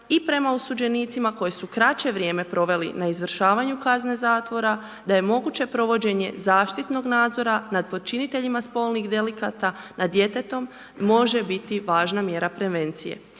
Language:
Croatian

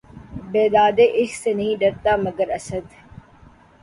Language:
Urdu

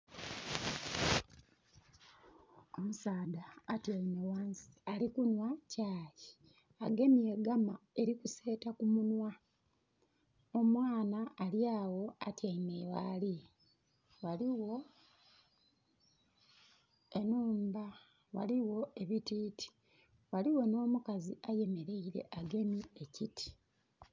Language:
Soga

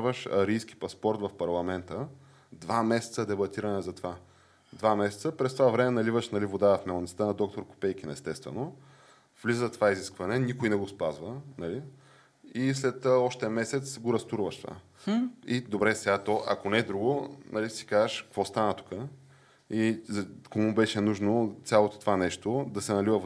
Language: Bulgarian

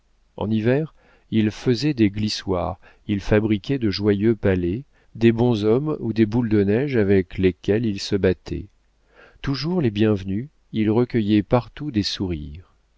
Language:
French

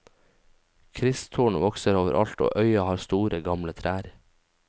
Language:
Norwegian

